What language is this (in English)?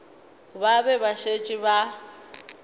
Northern Sotho